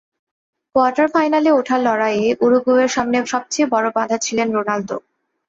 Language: Bangla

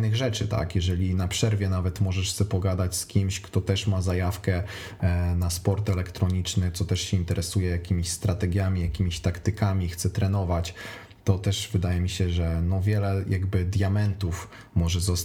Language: Polish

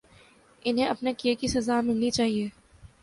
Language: Urdu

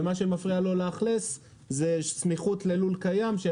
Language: Hebrew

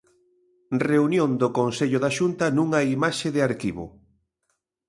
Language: Galician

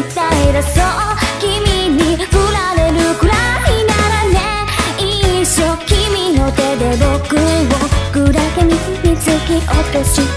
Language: Japanese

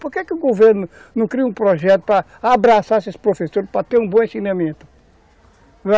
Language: Portuguese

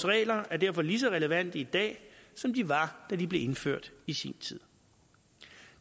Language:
Danish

